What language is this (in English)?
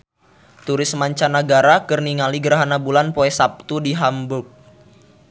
Sundanese